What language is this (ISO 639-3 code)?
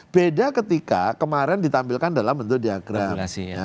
ind